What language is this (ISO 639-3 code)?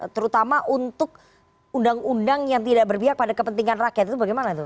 ind